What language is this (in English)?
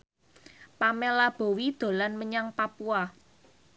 Javanese